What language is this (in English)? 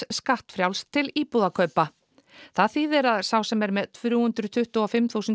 Icelandic